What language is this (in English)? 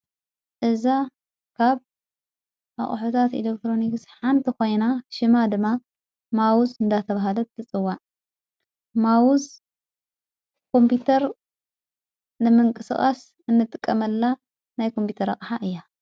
Tigrinya